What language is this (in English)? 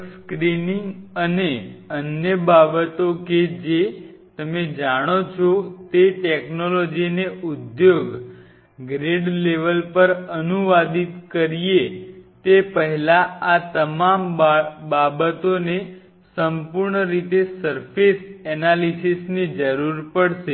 Gujarati